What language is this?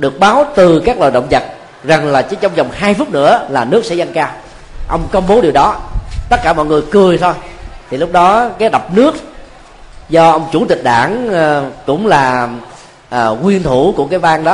Vietnamese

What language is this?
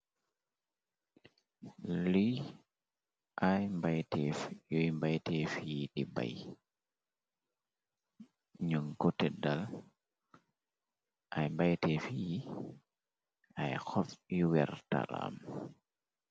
Wolof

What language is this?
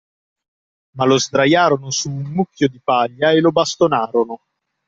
Italian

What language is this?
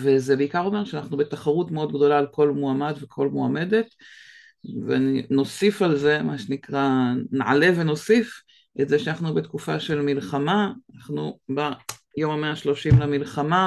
Hebrew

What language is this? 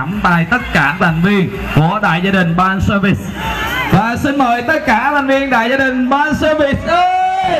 Vietnamese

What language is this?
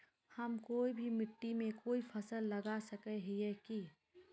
Magahi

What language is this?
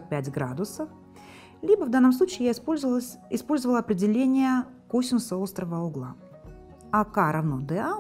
Russian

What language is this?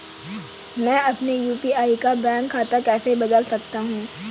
Hindi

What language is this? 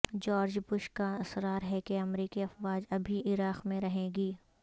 Urdu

